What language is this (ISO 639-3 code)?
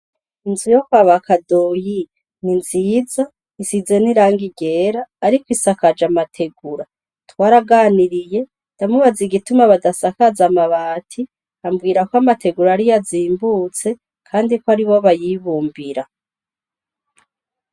run